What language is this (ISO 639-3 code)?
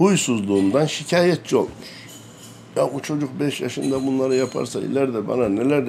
tur